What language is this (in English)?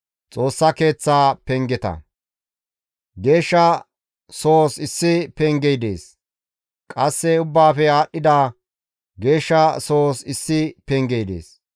Gamo